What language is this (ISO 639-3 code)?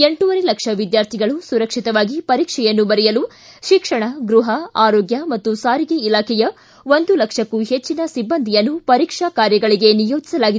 kan